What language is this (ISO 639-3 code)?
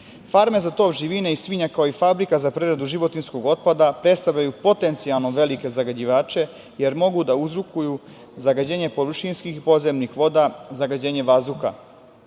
srp